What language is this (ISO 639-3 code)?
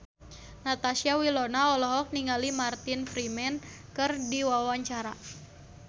sun